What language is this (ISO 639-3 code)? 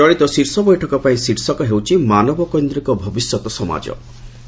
ori